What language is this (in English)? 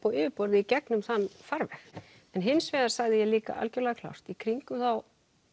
Icelandic